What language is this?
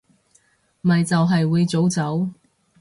Cantonese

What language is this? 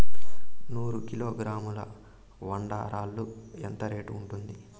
Telugu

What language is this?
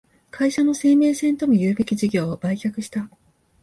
Japanese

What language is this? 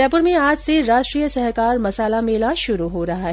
Hindi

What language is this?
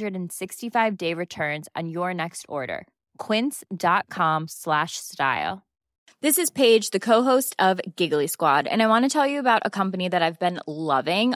Swedish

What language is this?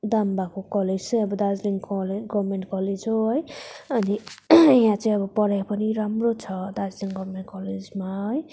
Nepali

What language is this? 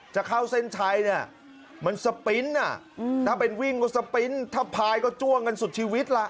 Thai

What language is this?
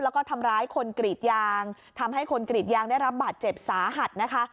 Thai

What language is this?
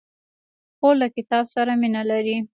Pashto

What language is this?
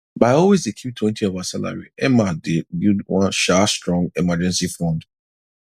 Nigerian Pidgin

